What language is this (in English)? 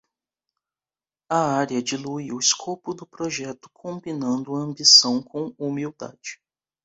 Portuguese